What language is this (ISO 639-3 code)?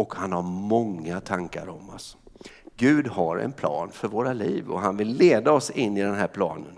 swe